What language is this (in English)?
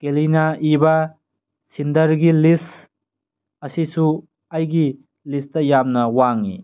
Manipuri